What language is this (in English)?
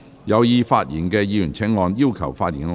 Cantonese